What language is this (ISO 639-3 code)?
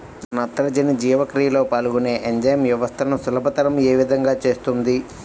tel